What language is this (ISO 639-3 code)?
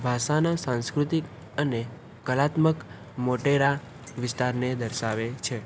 guj